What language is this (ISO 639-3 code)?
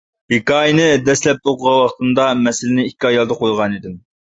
uig